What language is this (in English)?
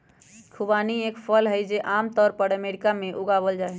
Magahi